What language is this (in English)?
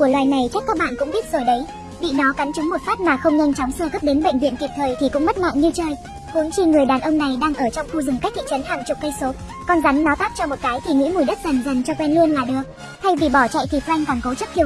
Vietnamese